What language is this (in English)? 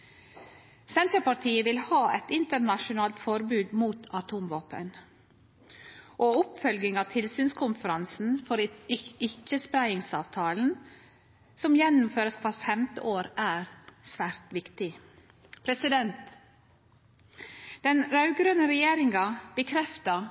Norwegian Nynorsk